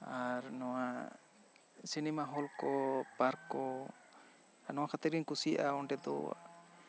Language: Santali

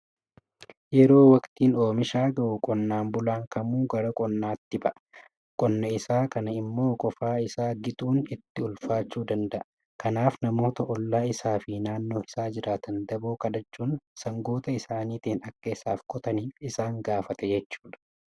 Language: Oromo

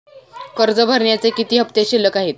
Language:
Marathi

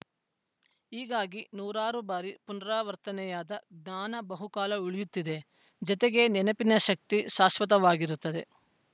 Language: Kannada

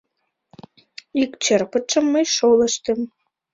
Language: Mari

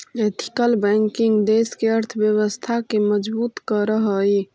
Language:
Magahi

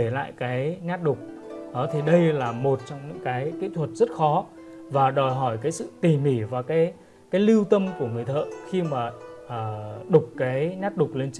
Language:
Vietnamese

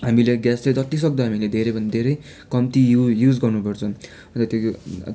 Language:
Nepali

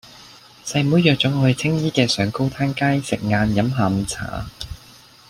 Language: Cantonese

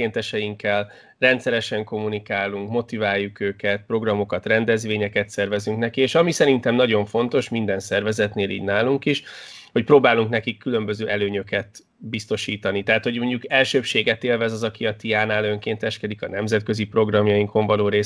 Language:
Hungarian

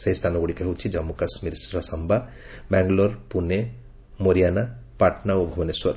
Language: Odia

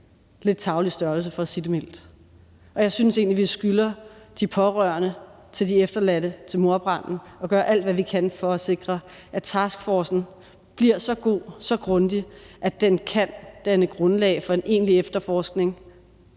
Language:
Danish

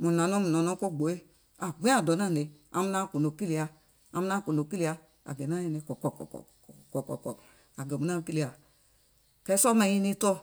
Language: Gola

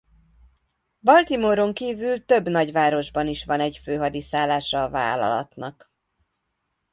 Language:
Hungarian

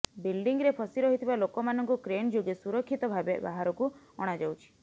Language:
Odia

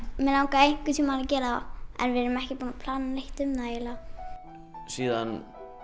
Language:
Icelandic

